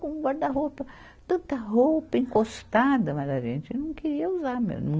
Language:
Portuguese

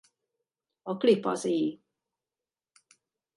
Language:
Hungarian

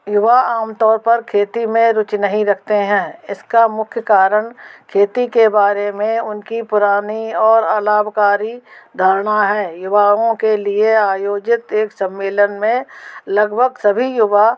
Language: Hindi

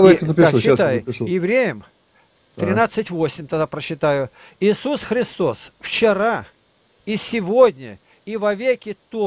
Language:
Russian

